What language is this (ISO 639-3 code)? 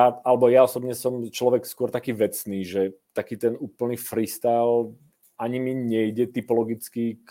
ces